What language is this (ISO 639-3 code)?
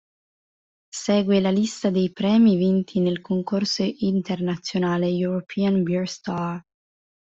ita